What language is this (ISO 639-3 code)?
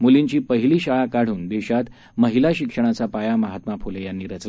mar